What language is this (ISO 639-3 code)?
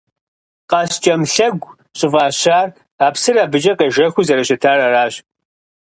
kbd